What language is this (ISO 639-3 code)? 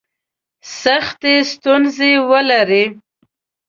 pus